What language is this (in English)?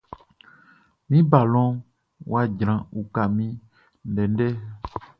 Baoulé